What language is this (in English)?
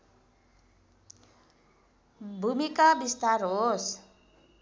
Nepali